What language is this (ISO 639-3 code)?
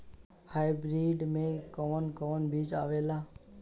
bho